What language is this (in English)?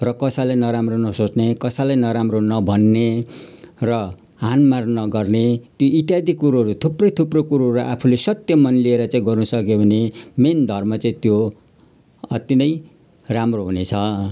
Nepali